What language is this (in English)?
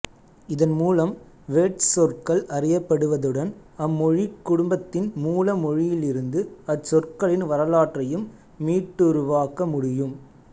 Tamil